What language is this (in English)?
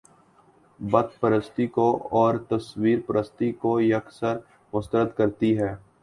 Urdu